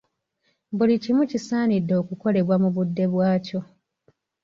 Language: Ganda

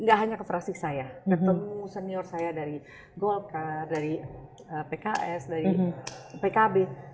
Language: Indonesian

